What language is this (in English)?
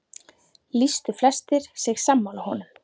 Icelandic